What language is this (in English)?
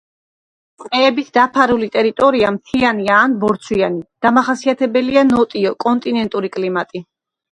Georgian